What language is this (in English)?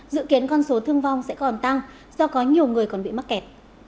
Vietnamese